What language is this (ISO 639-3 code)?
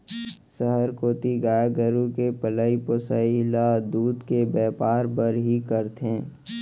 hne